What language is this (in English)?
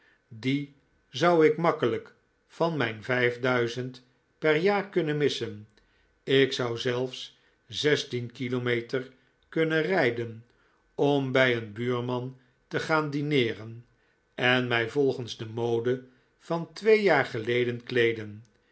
Dutch